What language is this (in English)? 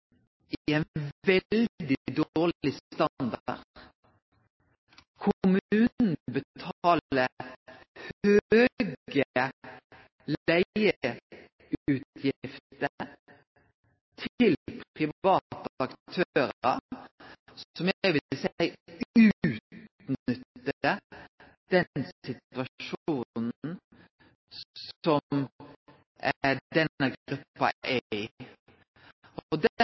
Norwegian Nynorsk